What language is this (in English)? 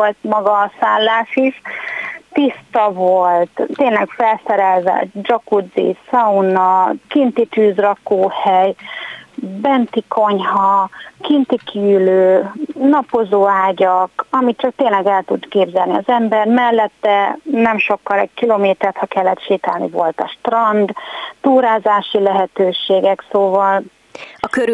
Hungarian